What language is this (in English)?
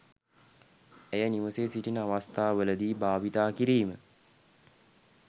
Sinhala